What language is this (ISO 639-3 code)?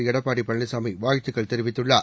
tam